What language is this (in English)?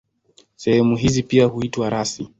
Swahili